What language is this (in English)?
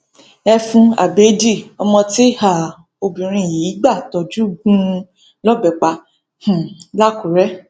Yoruba